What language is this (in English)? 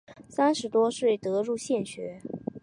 Chinese